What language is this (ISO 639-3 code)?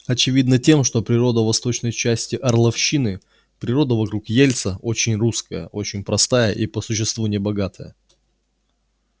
rus